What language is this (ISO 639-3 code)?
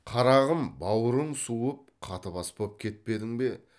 kaz